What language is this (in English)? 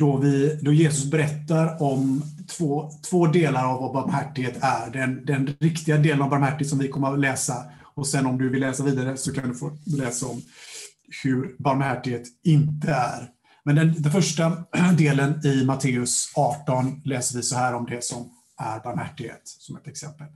Swedish